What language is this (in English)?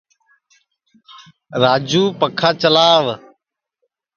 Sansi